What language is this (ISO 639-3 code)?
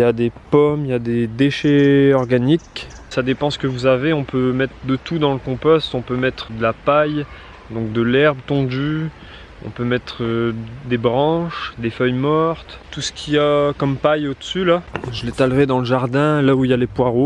fra